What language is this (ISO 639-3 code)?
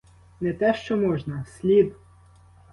ukr